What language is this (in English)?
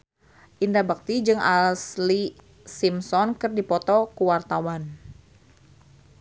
Sundanese